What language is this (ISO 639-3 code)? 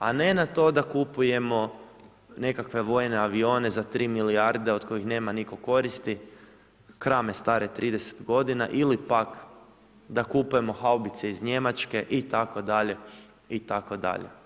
hrv